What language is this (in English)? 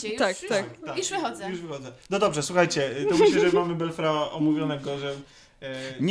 Polish